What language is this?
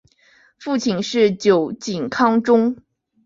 Chinese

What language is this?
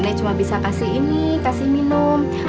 Indonesian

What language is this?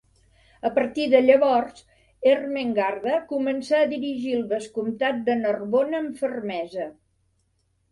Catalan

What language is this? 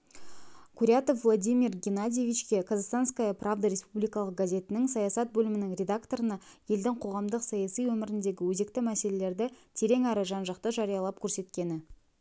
Kazakh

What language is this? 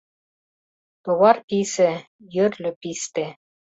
Mari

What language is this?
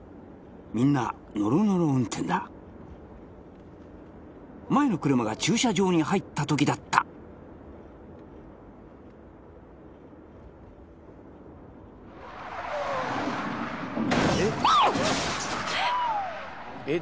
Japanese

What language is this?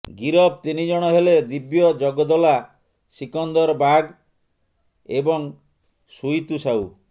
Odia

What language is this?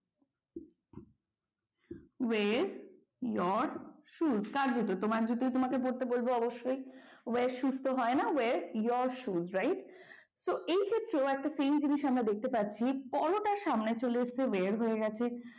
Bangla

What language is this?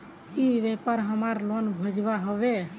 Magahi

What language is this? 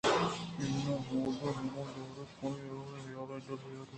Eastern Balochi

